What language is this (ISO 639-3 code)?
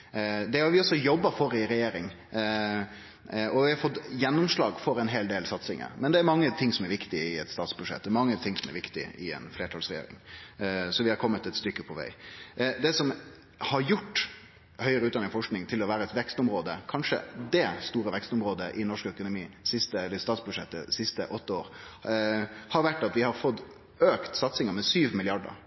nno